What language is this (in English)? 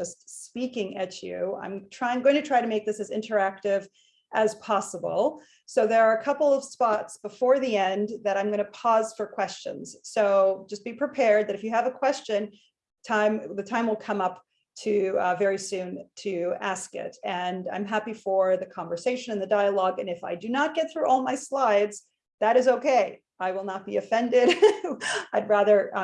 English